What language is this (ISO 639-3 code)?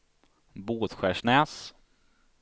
swe